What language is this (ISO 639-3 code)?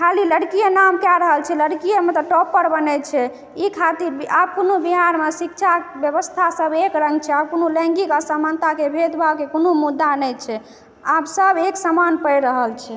mai